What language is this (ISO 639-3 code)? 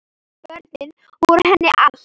isl